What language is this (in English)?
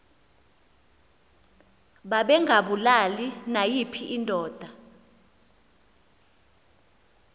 Xhosa